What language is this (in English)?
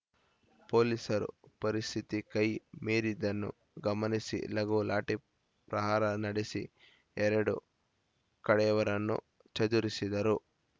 Kannada